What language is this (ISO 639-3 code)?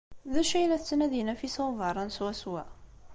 kab